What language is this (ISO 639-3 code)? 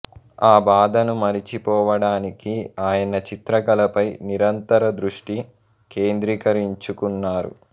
tel